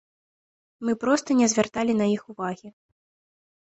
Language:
Belarusian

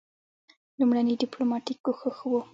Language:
Pashto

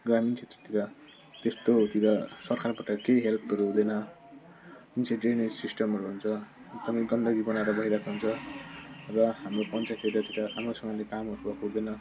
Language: Nepali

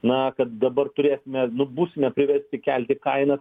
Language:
Lithuanian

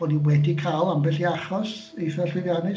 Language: Welsh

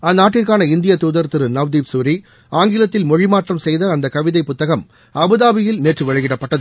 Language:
Tamil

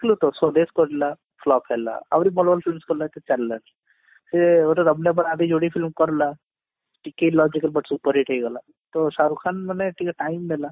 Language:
Odia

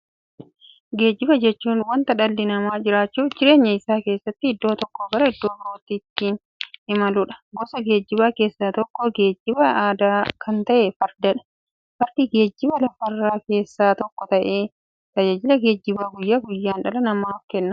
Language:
Oromo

